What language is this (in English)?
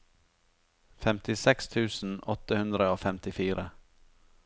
Norwegian